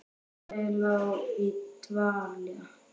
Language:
Icelandic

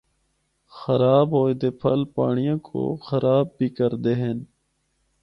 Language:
Northern Hindko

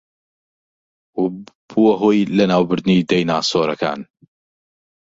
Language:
Central Kurdish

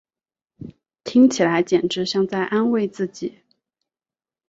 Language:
Chinese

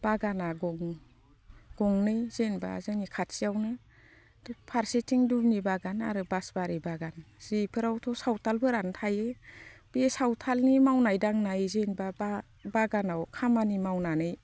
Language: Bodo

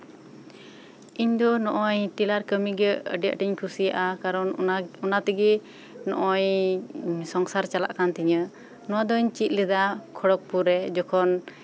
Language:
Santali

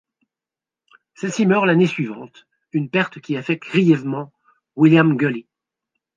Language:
French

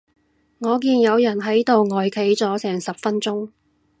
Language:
Cantonese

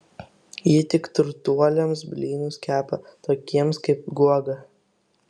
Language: Lithuanian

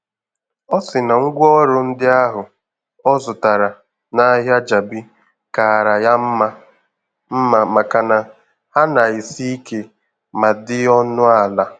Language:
Igbo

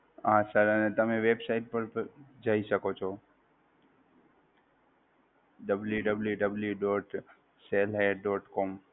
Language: Gujarati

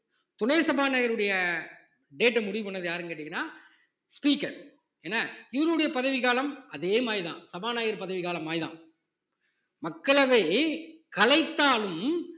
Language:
Tamil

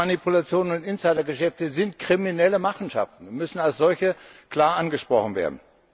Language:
German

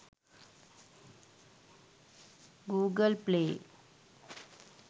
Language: Sinhala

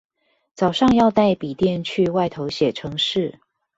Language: Chinese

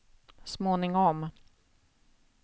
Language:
Swedish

